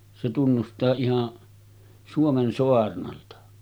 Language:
Finnish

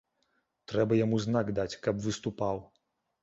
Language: Belarusian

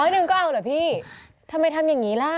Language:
Thai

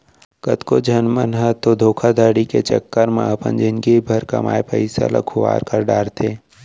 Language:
Chhattisgarhi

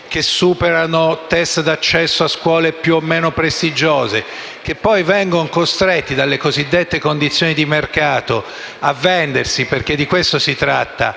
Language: Italian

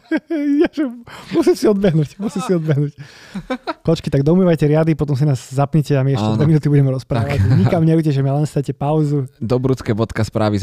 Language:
Slovak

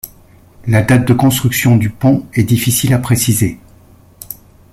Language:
French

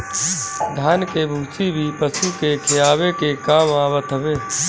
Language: Bhojpuri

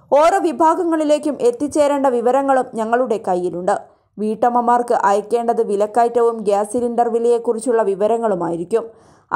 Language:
Indonesian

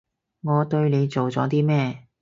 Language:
Cantonese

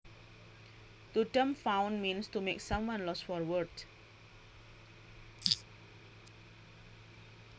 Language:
Javanese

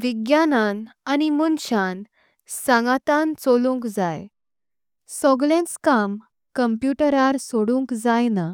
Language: Konkani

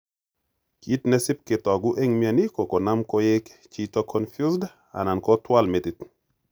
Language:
Kalenjin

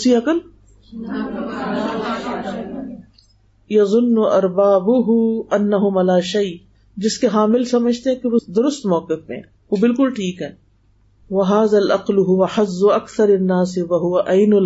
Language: Urdu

